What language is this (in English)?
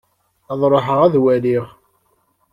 Kabyle